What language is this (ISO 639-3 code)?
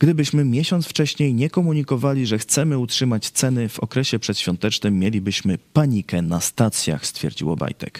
pol